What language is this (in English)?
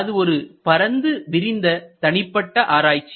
Tamil